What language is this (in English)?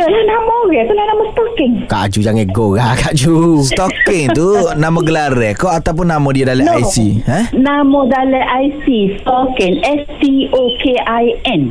Malay